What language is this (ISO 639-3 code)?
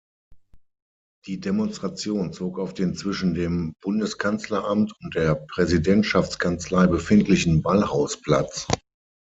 deu